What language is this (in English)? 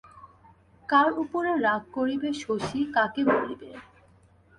Bangla